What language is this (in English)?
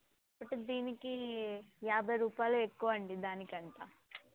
Telugu